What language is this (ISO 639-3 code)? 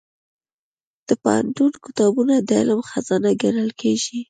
pus